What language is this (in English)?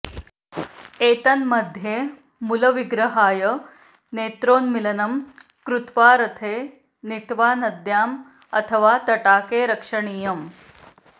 Sanskrit